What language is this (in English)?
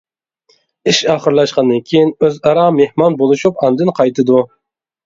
Uyghur